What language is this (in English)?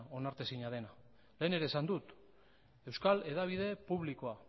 Basque